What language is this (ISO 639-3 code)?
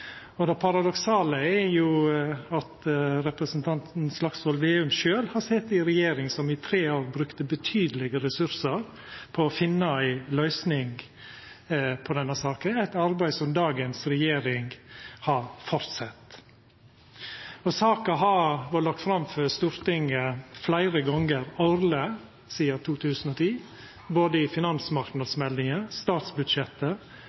nno